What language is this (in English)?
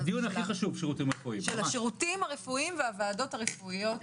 Hebrew